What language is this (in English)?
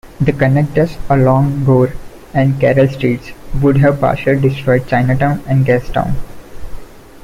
English